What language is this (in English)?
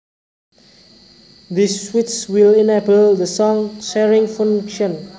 Javanese